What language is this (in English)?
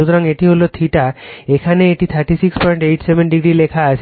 Bangla